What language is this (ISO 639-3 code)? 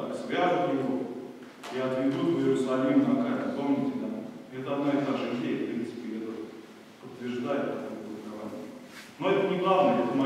rus